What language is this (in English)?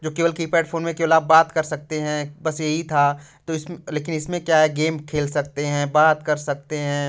Hindi